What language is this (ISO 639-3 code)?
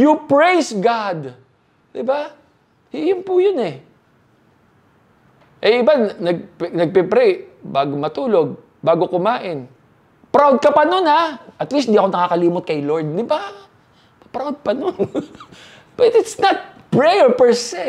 fil